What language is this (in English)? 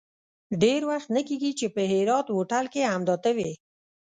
Pashto